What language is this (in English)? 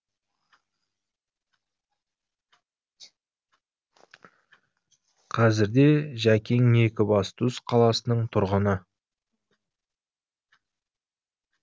Kazakh